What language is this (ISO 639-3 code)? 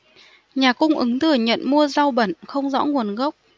vie